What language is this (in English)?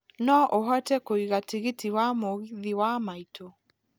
Kikuyu